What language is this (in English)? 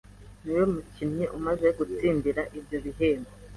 Kinyarwanda